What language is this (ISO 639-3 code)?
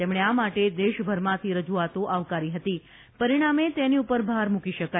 guj